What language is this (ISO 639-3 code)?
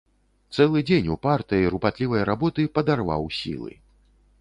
bel